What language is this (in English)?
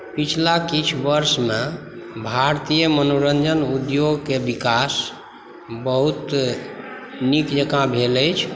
Maithili